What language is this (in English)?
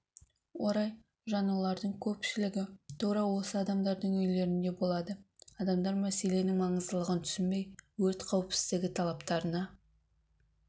Kazakh